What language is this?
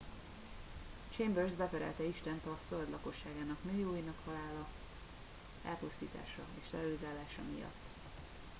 Hungarian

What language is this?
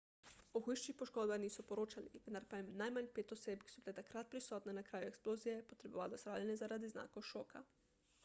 Slovenian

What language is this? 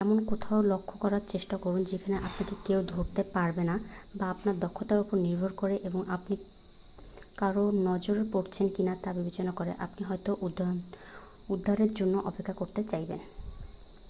Bangla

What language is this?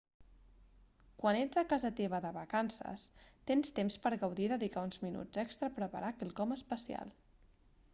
Catalan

